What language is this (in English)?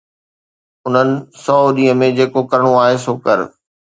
Sindhi